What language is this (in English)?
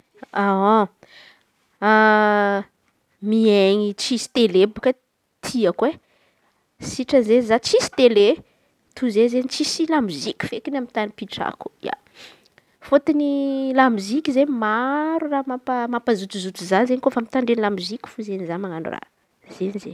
Antankarana Malagasy